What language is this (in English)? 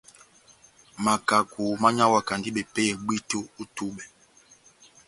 Batanga